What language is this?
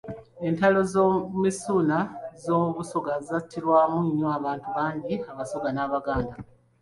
Ganda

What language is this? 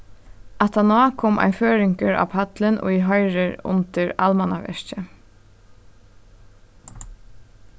Faroese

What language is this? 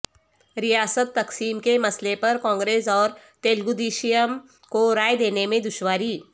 Urdu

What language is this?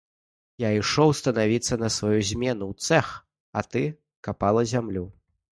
Belarusian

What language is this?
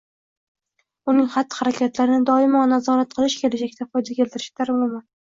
Uzbek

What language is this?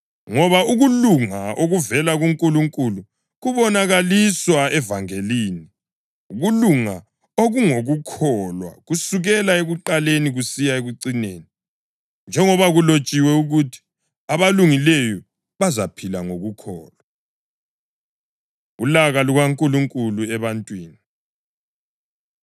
North Ndebele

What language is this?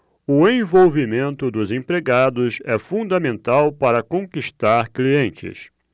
Portuguese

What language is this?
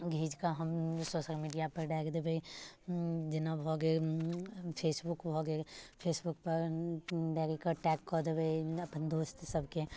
Maithili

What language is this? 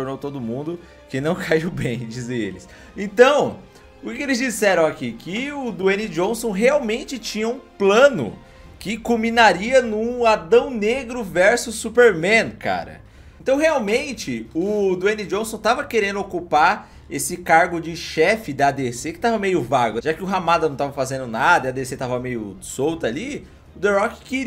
Portuguese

